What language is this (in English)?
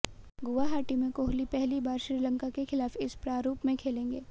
Hindi